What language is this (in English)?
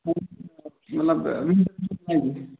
Kashmiri